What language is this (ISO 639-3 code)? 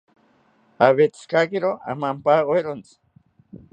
cpy